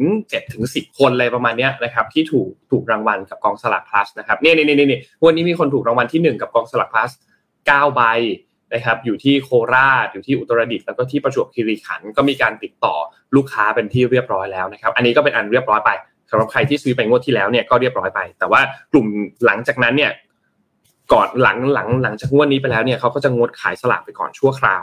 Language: Thai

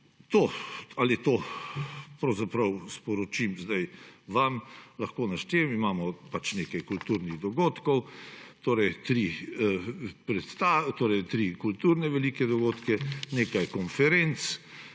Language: Slovenian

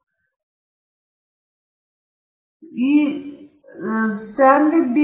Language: Kannada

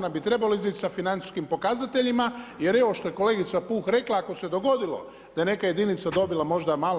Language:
Croatian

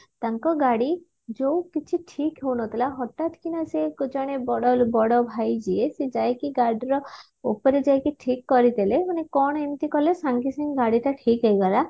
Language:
Odia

